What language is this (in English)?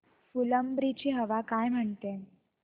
Marathi